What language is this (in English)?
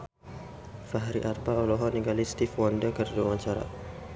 Sundanese